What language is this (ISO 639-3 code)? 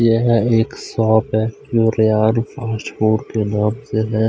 hin